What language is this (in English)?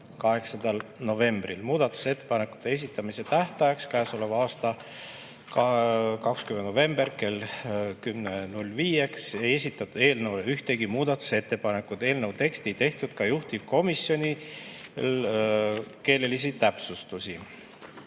Estonian